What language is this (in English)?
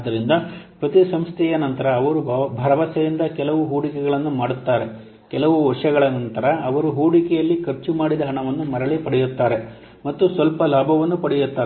Kannada